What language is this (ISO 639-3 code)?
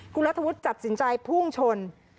tha